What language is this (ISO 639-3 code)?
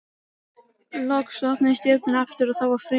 isl